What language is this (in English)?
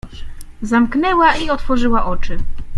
Polish